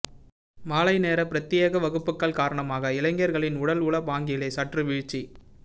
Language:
Tamil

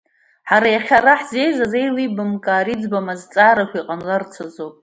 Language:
Abkhazian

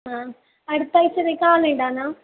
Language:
Malayalam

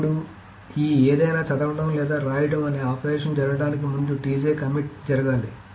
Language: Telugu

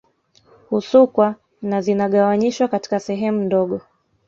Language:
Swahili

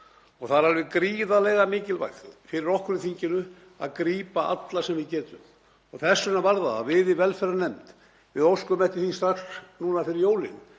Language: Icelandic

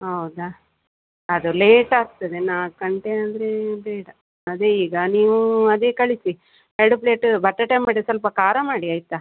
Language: Kannada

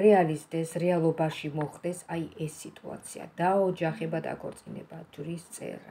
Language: Romanian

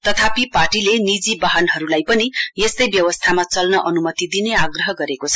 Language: Nepali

